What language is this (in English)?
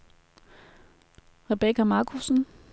Danish